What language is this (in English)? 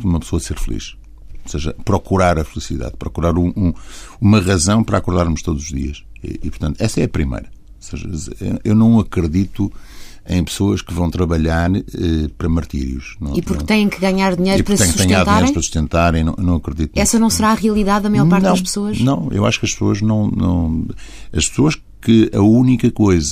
Portuguese